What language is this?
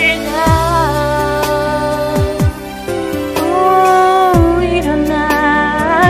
Korean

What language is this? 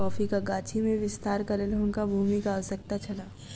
Maithili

